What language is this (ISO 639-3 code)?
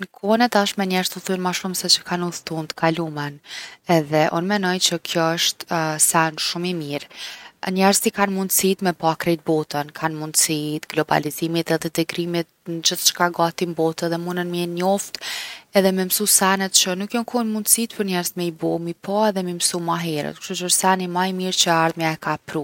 aln